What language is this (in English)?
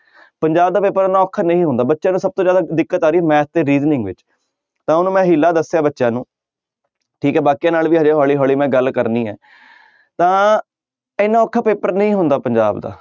Punjabi